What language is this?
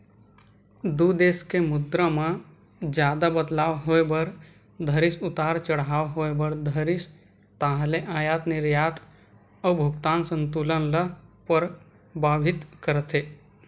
Chhattisgarhi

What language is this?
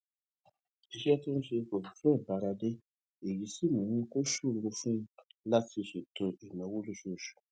Yoruba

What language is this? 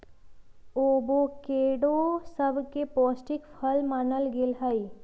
Magahi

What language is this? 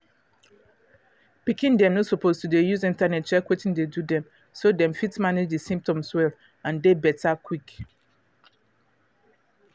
Nigerian Pidgin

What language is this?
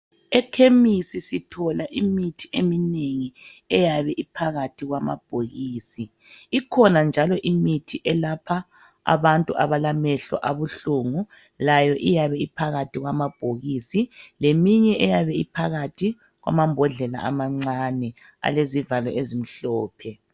North Ndebele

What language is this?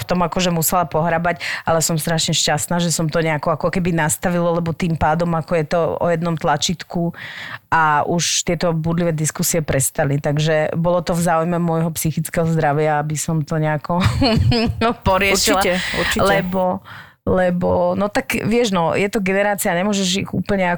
Slovak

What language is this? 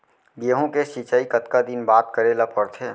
Chhattisgarhi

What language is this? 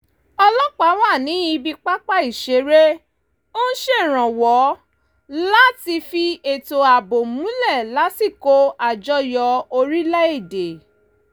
Yoruba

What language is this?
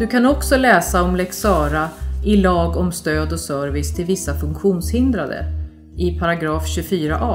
Swedish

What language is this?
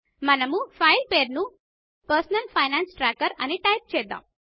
Telugu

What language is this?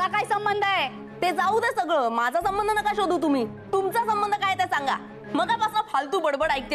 Marathi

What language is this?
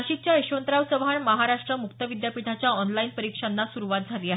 Marathi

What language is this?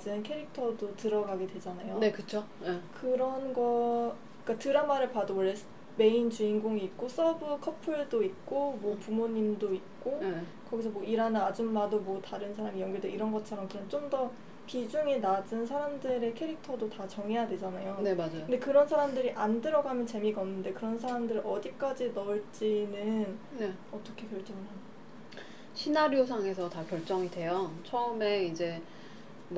Korean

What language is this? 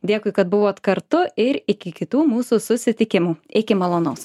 Lithuanian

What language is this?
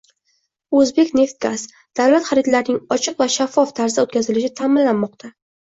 Uzbek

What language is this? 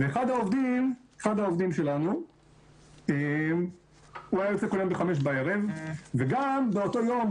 Hebrew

